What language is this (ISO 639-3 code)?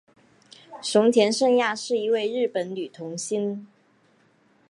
zho